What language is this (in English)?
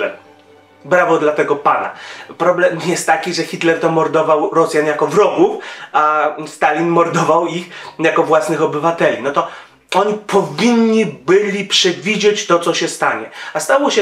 Polish